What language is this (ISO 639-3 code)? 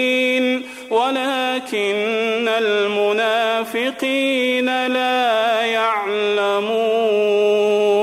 ara